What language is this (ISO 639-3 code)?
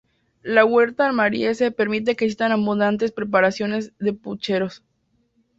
spa